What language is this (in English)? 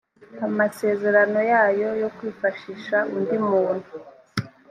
Kinyarwanda